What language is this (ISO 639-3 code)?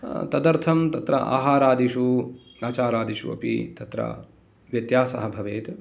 san